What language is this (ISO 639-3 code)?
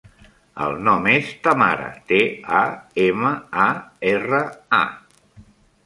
cat